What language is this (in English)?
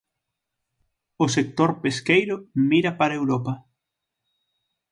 Galician